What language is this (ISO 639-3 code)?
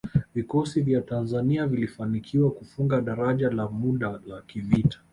swa